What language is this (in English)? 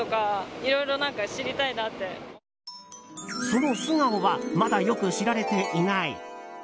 Japanese